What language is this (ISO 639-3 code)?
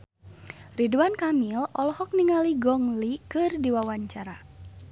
sun